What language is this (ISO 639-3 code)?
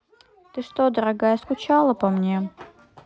rus